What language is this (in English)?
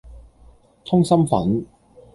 Cantonese